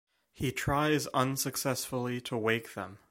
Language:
English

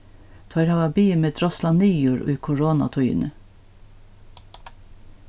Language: Faroese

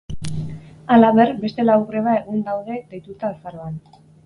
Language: Basque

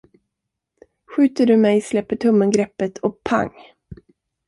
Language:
Swedish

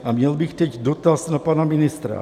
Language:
Czech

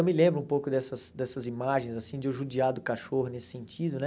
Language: Portuguese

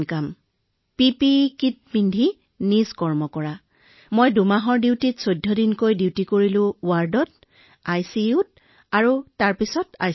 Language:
Assamese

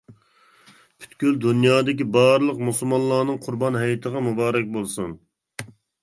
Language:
Uyghur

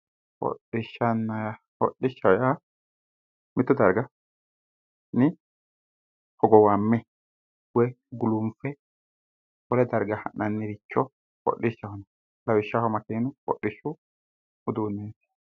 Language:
Sidamo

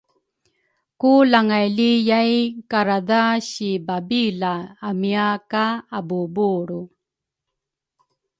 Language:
Rukai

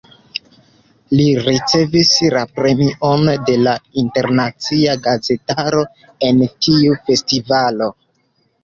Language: Esperanto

